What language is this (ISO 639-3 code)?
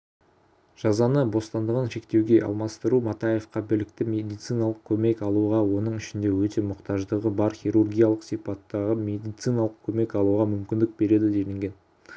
kaz